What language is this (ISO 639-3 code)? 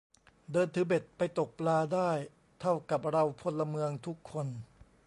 tha